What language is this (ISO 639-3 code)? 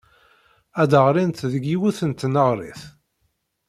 kab